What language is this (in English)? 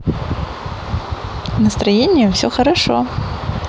Russian